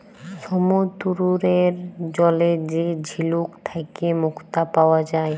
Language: Bangla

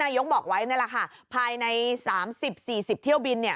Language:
Thai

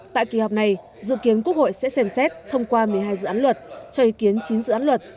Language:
Vietnamese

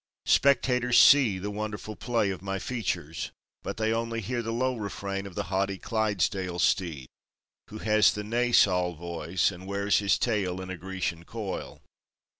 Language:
English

